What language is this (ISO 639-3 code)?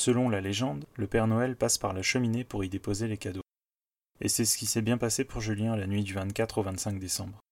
fra